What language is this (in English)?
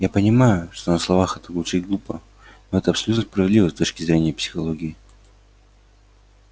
Russian